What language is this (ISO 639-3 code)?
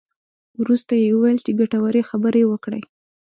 pus